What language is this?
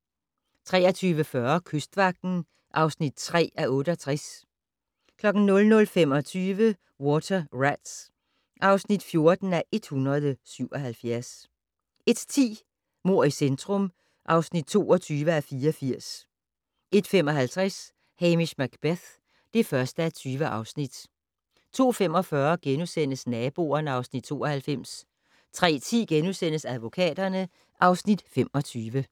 Danish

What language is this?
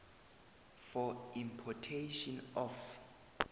South Ndebele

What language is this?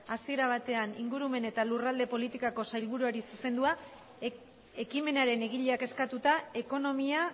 Basque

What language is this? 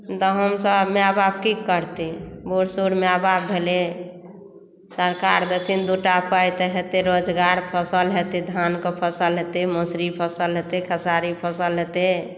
Maithili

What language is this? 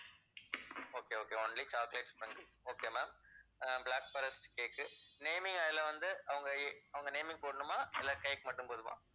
Tamil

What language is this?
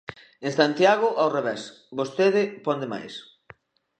Galician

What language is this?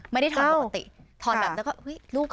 Thai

